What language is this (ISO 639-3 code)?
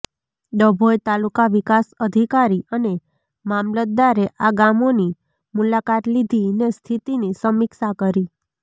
guj